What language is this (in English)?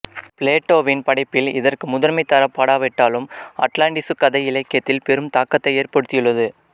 Tamil